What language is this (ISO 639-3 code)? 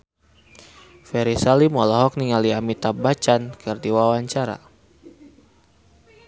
sun